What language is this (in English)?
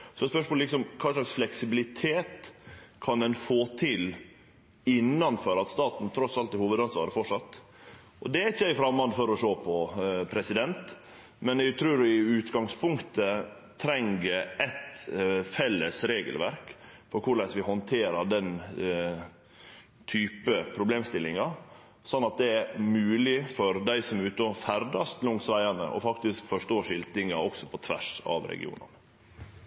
Norwegian Nynorsk